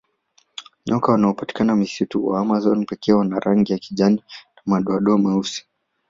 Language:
Swahili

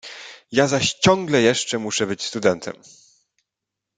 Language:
Polish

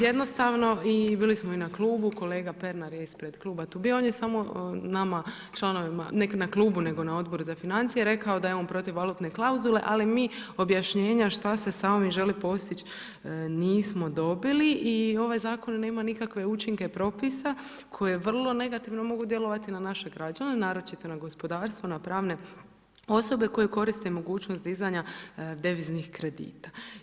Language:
Croatian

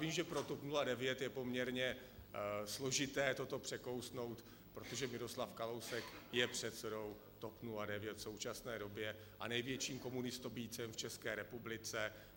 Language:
Czech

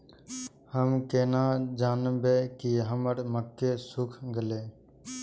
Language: Maithili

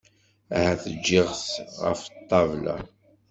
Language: Kabyle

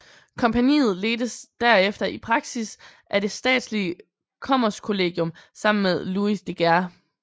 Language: Danish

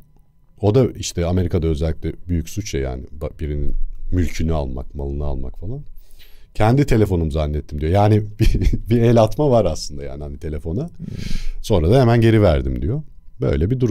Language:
Turkish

